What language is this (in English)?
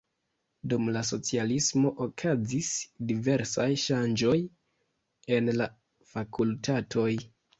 Esperanto